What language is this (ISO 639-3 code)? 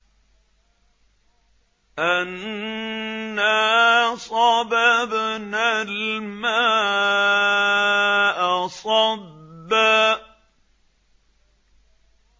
ara